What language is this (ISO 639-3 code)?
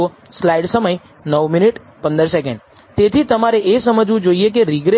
guj